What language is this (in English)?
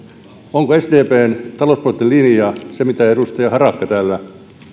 Finnish